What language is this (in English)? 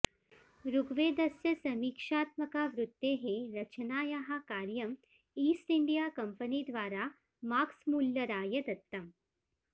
Sanskrit